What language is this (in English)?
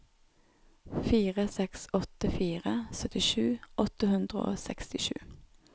Norwegian